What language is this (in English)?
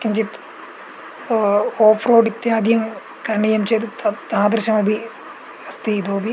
Sanskrit